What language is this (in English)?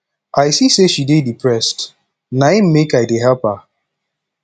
Nigerian Pidgin